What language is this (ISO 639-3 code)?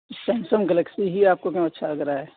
urd